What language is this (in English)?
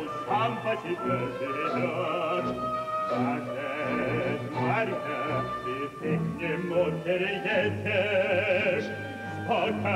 Romanian